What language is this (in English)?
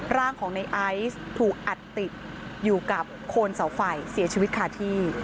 Thai